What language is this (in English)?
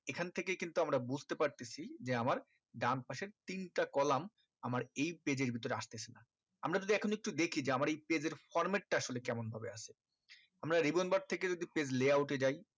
Bangla